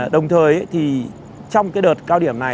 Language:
Vietnamese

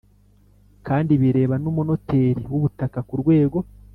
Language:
Kinyarwanda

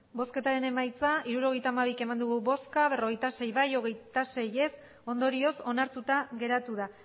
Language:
Basque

